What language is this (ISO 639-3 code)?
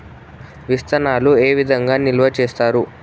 tel